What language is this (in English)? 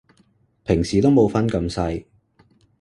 Cantonese